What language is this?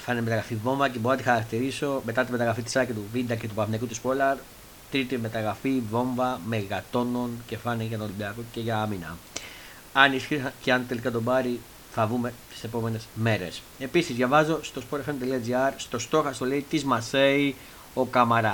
Greek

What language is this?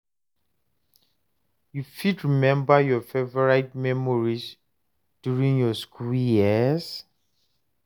Nigerian Pidgin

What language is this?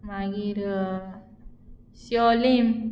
Konkani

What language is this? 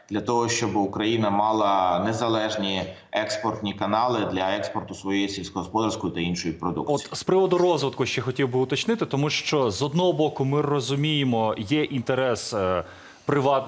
Ukrainian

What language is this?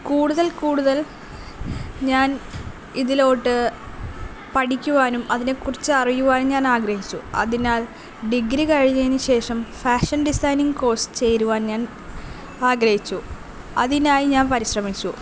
Malayalam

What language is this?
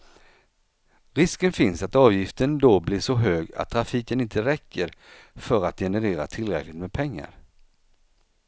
Swedish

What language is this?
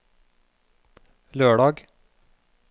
Norwegian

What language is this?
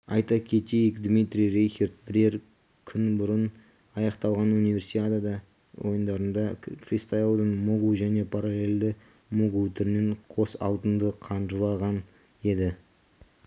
Kazakh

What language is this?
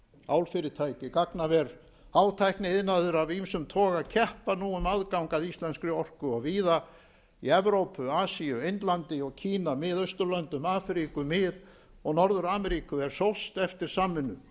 Icelandic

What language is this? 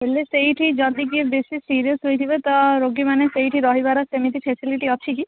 Odia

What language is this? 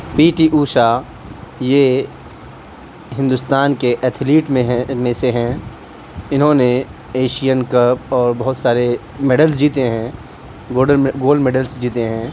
Urdu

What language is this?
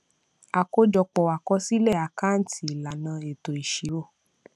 Yoruba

